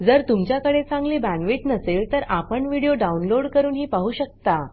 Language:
Marathi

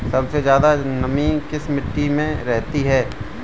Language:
Hindi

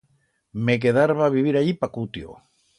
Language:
Aragonese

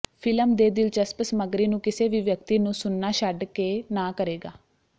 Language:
Punjabi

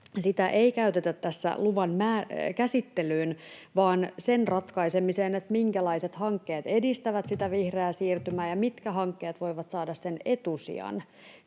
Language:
Finnish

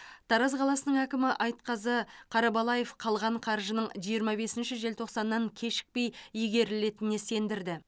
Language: Kazakh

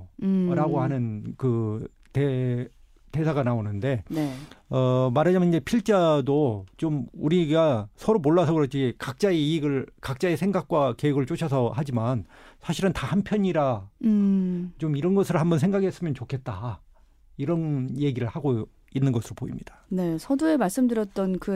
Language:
Korean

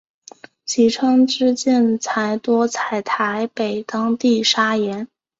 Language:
Chinese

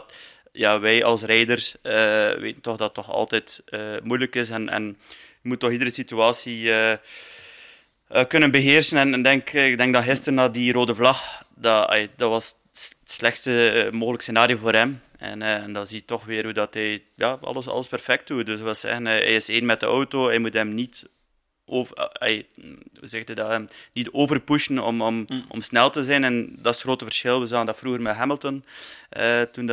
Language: Dutch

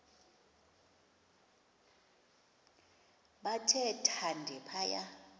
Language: Xhosa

